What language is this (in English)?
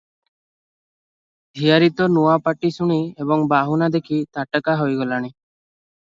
Odia